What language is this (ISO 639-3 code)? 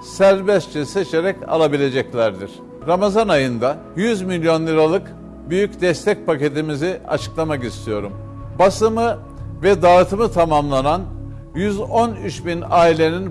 tur